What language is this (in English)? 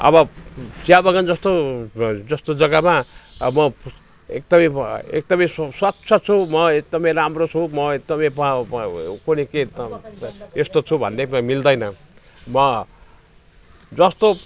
Nepali